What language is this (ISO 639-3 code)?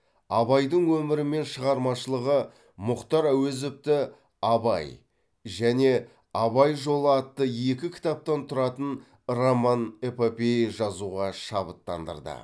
kaz